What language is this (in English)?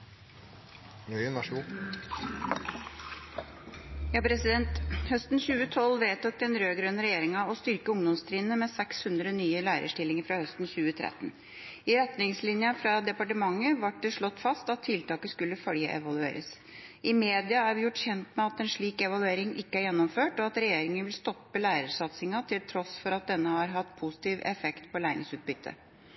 Norwegian Bokmål